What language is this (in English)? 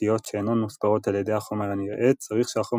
Hebrew